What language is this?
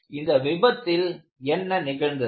Tamil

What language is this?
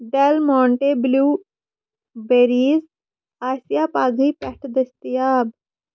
Kashmiri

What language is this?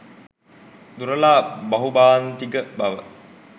Sinhala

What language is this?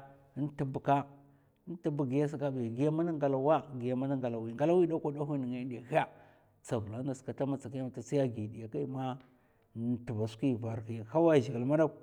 Mafa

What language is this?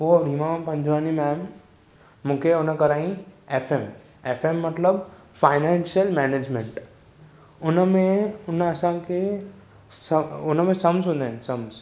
Sindhi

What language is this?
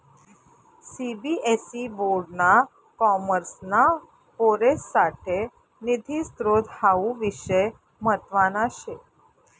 Marathi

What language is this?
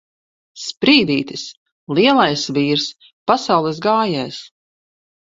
Latvian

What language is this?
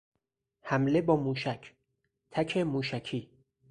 Persian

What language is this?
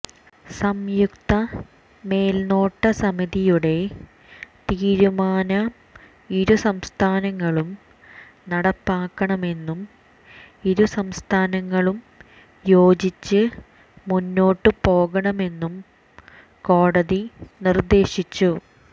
Malayalam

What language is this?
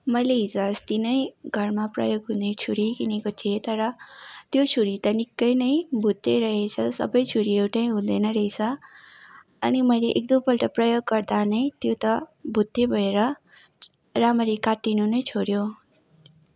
Nepali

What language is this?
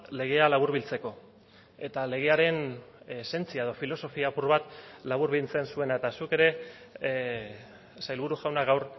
Basque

